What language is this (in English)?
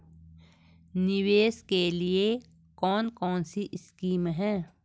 Hindi